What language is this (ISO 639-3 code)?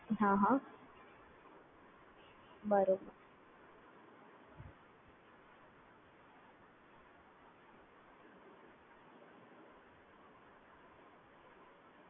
guj